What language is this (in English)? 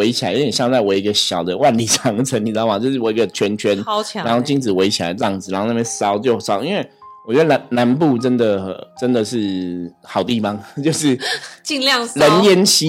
Chinese